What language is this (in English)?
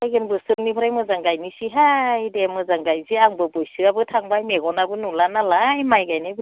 Bodo